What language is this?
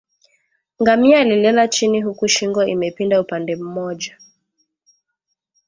Swahili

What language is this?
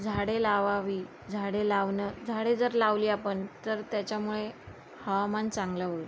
Marathi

